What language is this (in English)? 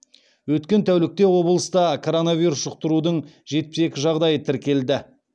Kazakh